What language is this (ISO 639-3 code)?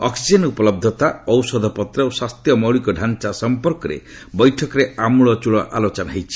ori